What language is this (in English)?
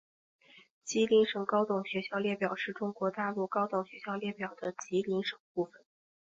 Chinese